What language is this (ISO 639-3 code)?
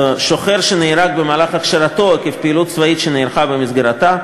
heb